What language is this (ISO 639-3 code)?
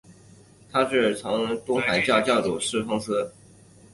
zho